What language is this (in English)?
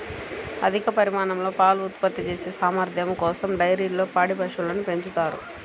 Telugu